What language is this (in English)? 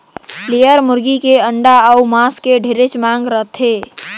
Chhattisgarhi